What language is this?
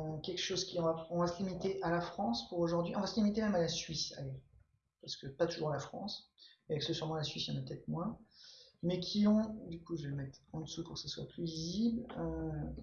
French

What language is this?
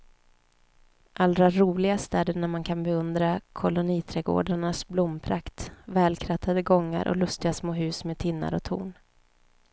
Swedish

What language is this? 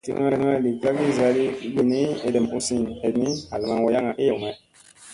Musey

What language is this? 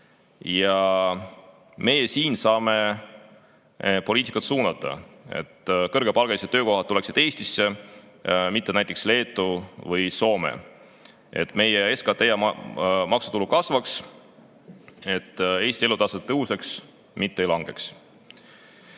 Estonian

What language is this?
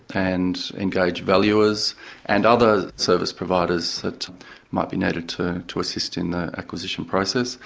English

